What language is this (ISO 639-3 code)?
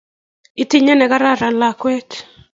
kln